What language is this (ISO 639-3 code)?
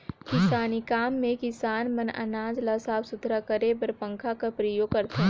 hne